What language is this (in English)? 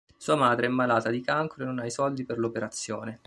Italian